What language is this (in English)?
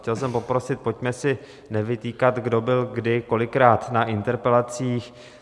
Czech